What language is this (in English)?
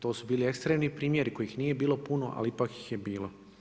Croatian